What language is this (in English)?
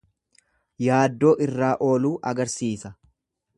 Oromo